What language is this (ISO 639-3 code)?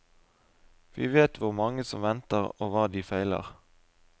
nor